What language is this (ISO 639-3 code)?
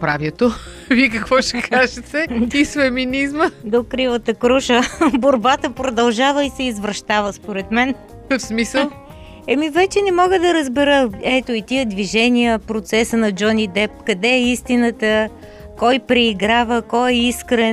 bul